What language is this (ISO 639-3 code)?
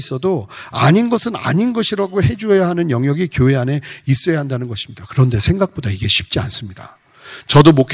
kor